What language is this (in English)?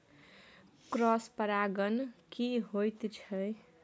Maithili